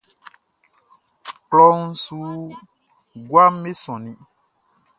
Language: Baoulé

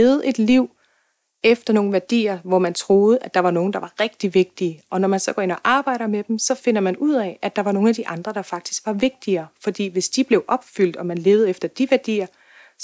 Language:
Danish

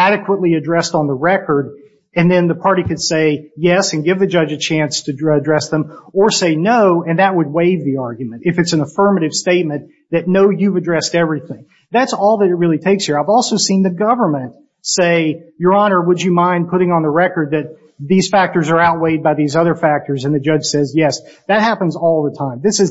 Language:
English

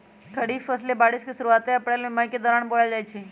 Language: Magahi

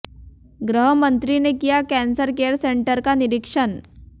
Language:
Hindi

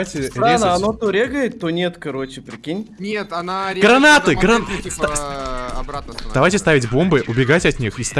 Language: Russian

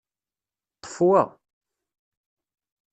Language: Kabyle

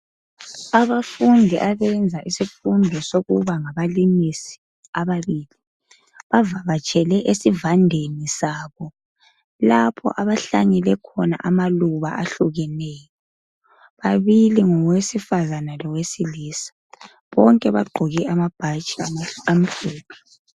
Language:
North Ndebele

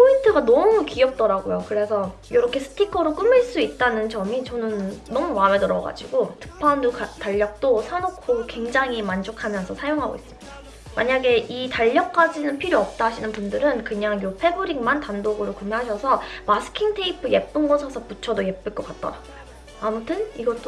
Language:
Korean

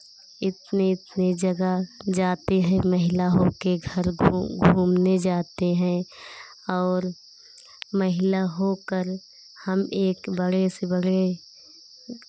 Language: Hindi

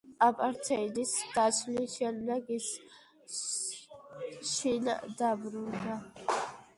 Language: Georgian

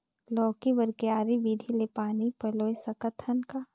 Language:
Chhattisgarhi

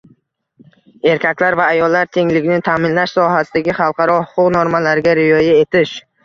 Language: Uzbek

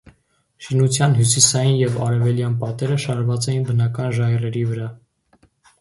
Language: Armenian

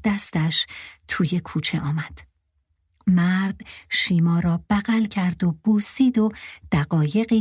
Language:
Persian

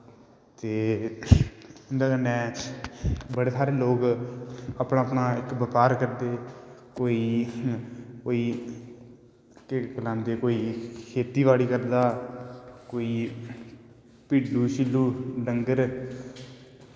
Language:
Dogri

